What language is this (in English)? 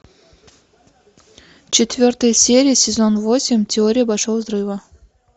Russian